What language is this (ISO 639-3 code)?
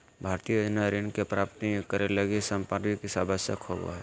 mag